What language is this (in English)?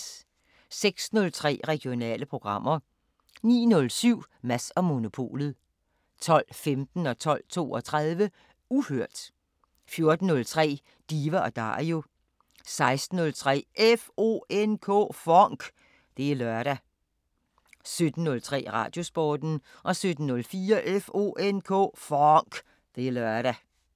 Danish